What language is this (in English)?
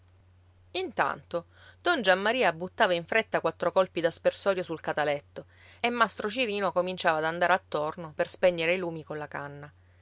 Italian